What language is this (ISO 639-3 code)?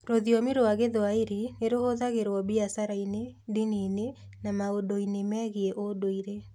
kik